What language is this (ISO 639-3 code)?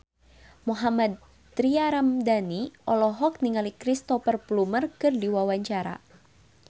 sun